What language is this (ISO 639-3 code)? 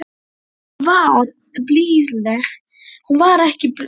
isl